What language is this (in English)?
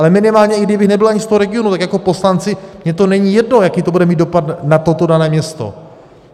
Czech